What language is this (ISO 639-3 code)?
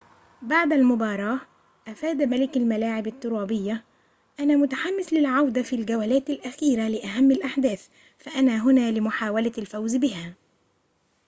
ara